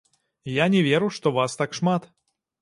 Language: Belarusian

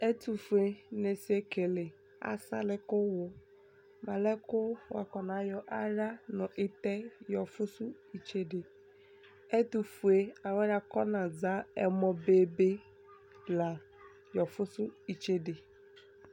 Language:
Ikposo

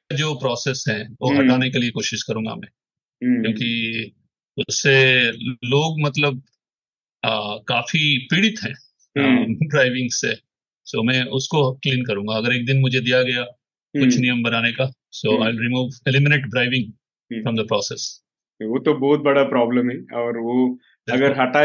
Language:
Hindi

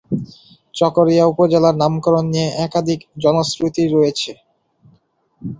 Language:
Bangla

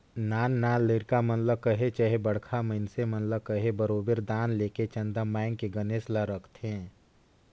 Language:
Chhattisgarhi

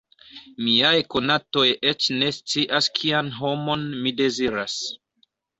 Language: Esperanto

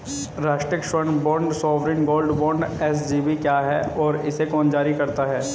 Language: Hindi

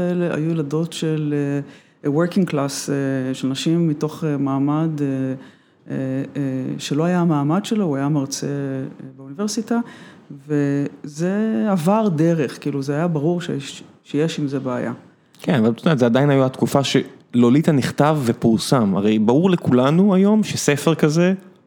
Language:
Hebrew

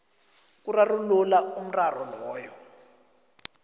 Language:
South Ndebele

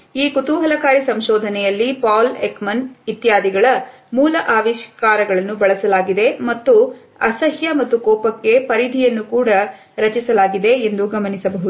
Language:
Kannada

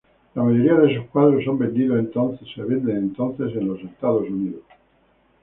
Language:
Spanish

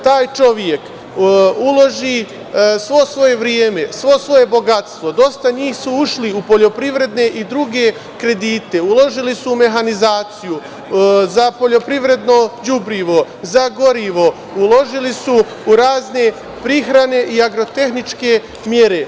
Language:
Serbian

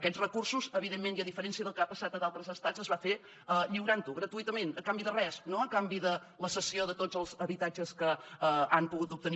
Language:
Catalan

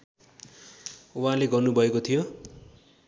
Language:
Nepali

